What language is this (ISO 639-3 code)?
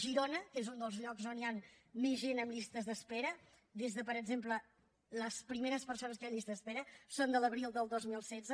cat